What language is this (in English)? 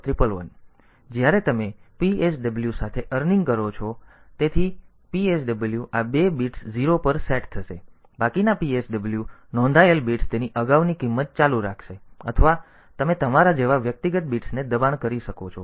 Gujarati